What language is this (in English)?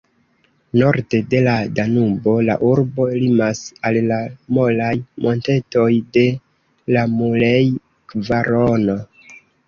Esperanto